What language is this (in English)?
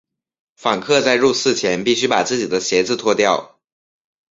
Chinese